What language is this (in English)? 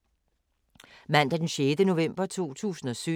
Danish